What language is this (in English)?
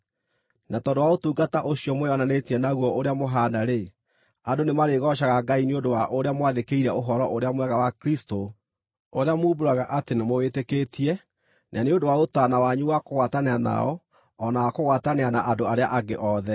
Kikuyu